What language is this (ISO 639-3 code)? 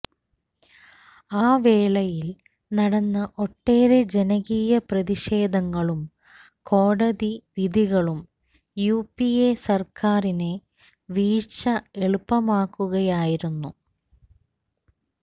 mal